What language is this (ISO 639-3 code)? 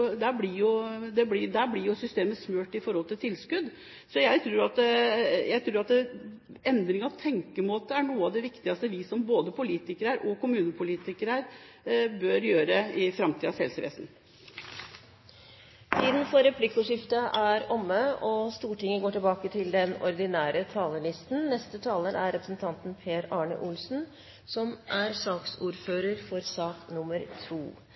nor